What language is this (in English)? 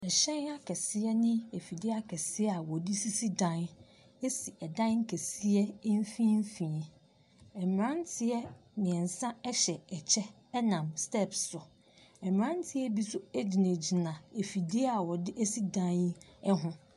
Akan